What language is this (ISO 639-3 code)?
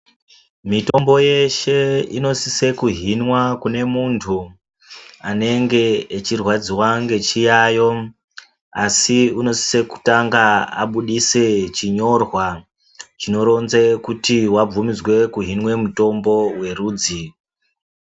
ndc